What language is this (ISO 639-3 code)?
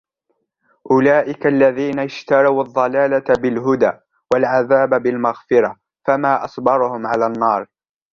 ara